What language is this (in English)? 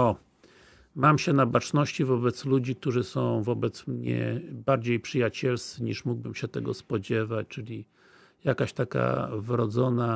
Polish